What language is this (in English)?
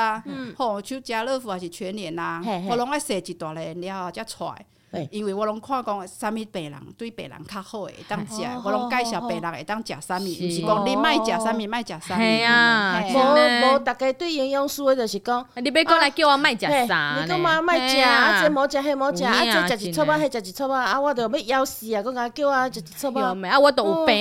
Chinese